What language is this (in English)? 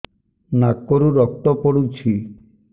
Odia